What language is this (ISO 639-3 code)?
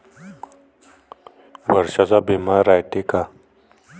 mar